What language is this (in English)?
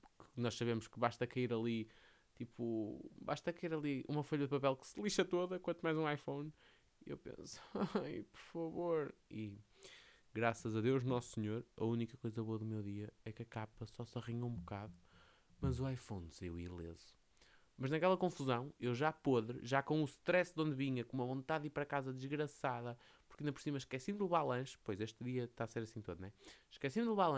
Portuguese